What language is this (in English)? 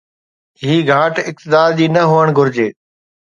Sindhi